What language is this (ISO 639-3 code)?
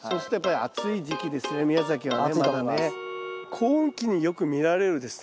jpn